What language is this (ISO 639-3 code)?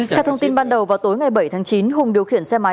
vie